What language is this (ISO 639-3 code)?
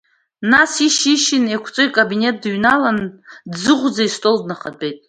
abk